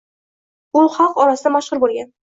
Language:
Uzbek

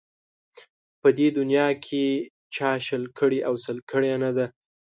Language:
Pashto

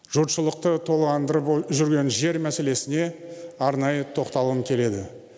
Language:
Kazakh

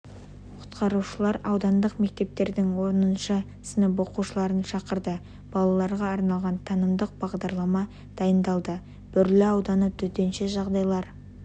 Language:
Kazakh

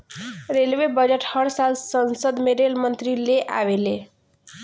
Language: Bhojpuri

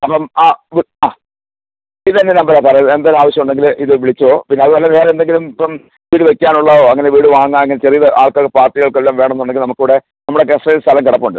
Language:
Malayalam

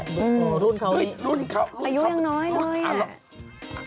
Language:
Thai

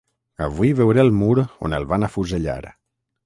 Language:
Catalan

